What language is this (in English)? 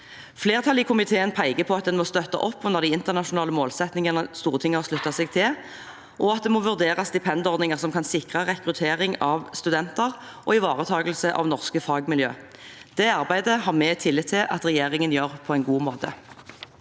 Norwegian